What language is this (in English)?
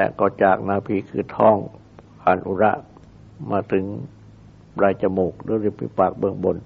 Thai